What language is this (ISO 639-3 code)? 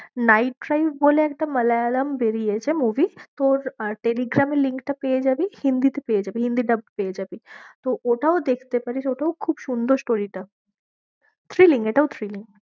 ben